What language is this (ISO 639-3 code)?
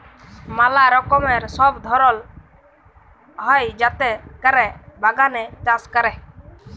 ben